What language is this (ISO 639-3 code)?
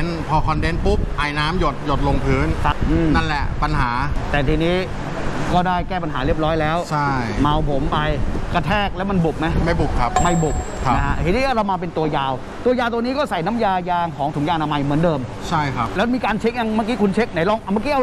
tha